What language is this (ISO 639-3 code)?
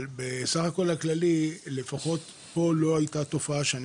heb